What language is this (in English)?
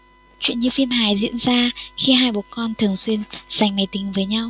Vietnamese